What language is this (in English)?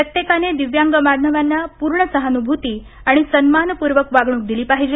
Marathi